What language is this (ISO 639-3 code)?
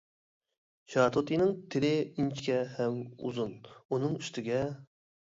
uig